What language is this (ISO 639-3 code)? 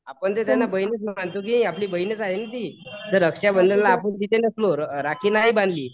mar